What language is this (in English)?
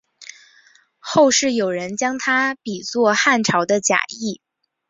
Chinese